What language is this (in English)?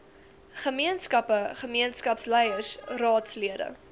Afrikaans